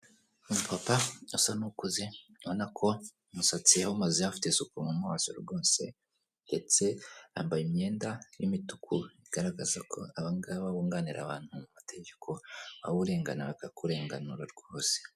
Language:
Kinyarwanda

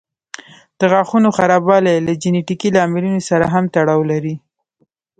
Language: Pashto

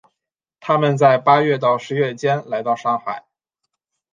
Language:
Chinese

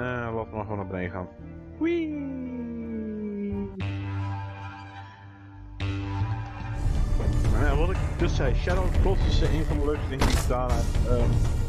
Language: Dutch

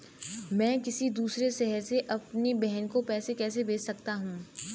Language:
Hindi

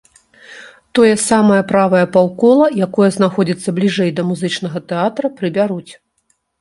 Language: Belarusian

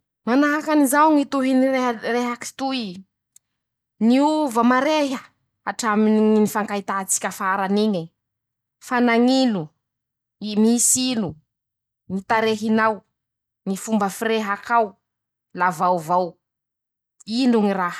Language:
Masikoro Malagasy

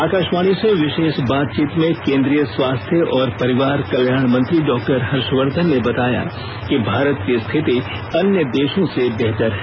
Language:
Hindi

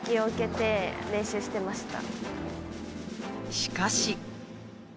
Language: Japanese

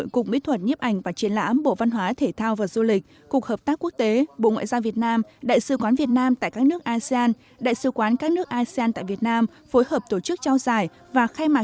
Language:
Vietnamese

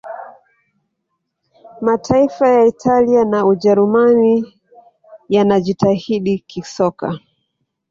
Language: Swahili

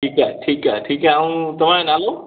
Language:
Sindhi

